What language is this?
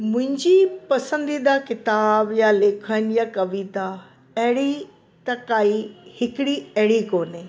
Sindhi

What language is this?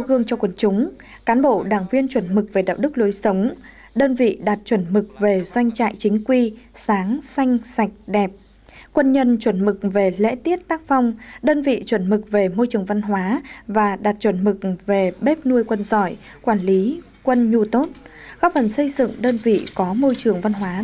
Vietnamese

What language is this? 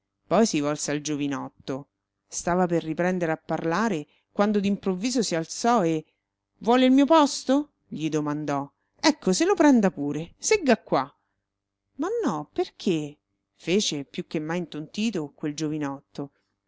Italian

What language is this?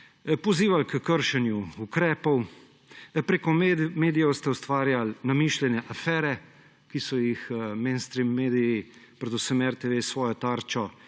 Slovenian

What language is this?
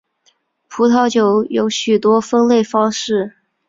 Chinese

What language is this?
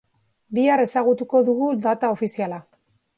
Basque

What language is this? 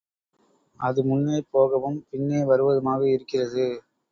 Tamil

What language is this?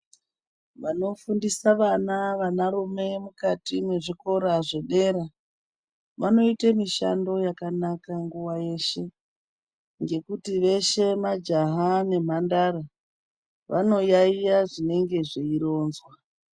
Ndau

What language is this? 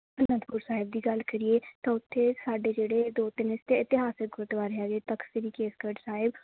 Punjabi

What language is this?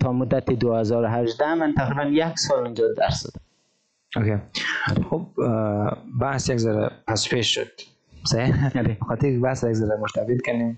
Persian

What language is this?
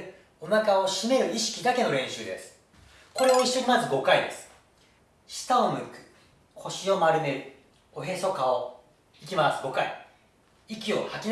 Japanese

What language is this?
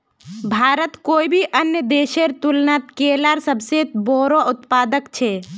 Magahi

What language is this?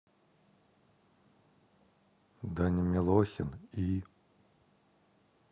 Russian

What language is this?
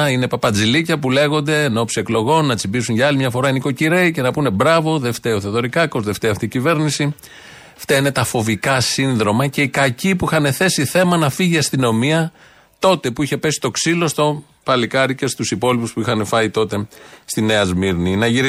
Greek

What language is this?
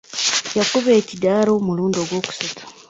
Ganda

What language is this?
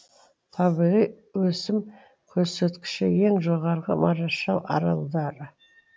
Kazakh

